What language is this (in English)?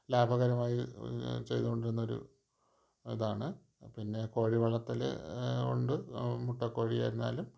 Malayalam